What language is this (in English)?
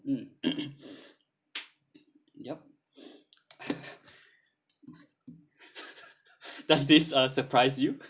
English